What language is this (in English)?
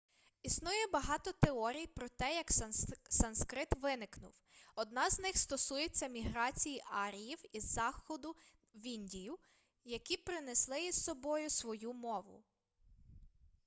Ukrainian